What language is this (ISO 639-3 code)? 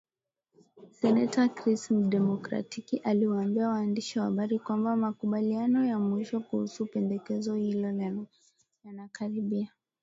swa